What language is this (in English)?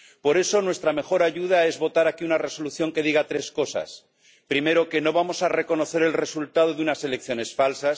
Spanish